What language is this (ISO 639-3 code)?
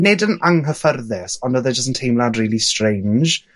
cym